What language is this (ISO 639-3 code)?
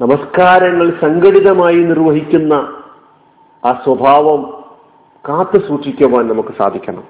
mal